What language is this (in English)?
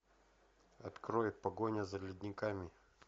Russian